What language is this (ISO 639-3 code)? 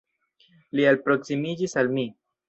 epo